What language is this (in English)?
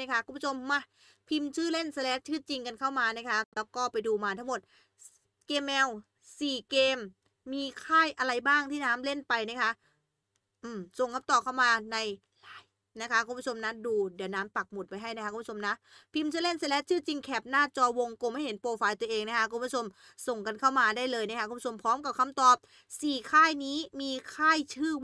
Thai